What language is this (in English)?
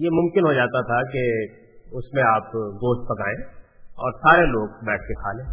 Urdu